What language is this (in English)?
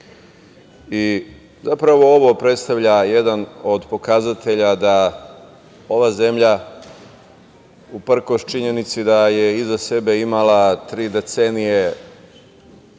Serbian